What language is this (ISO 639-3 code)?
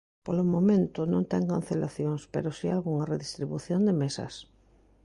glg